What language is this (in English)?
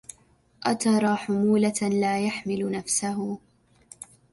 Arabic